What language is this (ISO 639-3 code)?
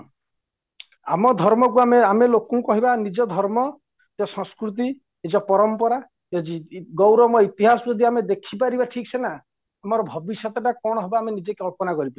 ori